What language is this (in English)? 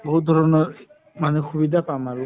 Assamese